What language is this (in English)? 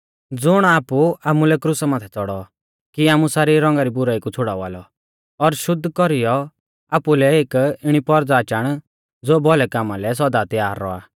Mahasu Pahari